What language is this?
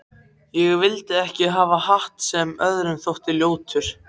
Icelandic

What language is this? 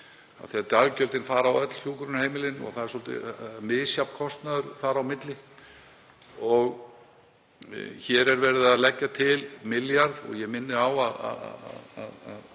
Icelandic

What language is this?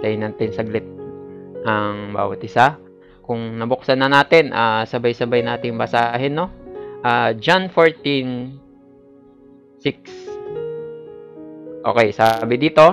Filipino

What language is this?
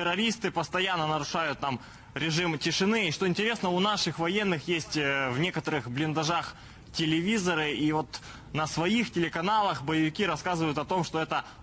Russian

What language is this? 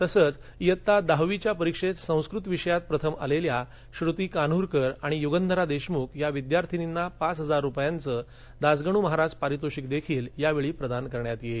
Marathi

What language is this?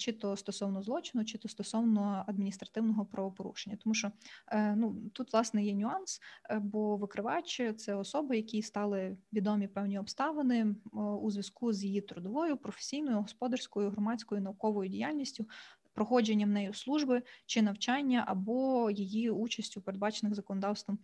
Ukrainian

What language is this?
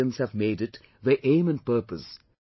English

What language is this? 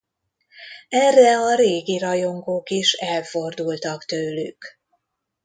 Hungarian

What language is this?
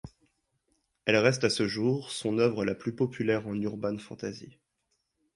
French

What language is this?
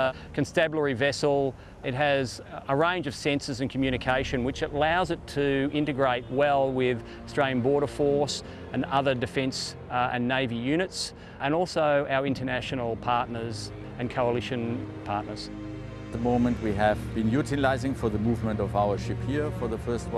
English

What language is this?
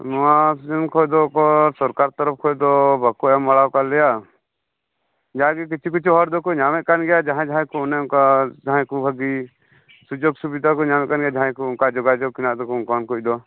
Santali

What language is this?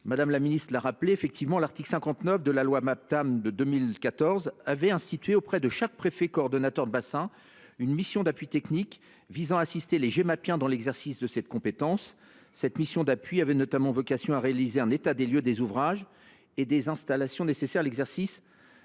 French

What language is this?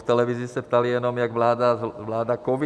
Czech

